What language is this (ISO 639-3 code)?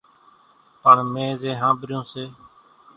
gjk